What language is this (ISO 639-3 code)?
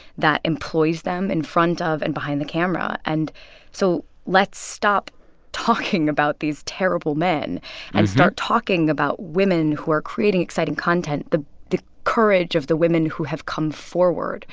eng